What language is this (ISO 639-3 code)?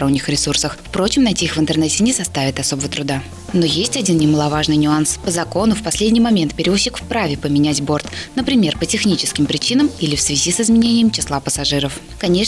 rus